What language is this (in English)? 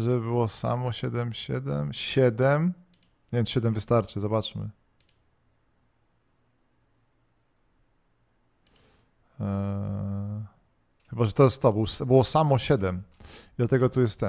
Polish